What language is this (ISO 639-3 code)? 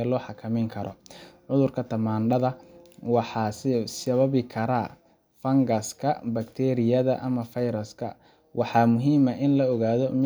som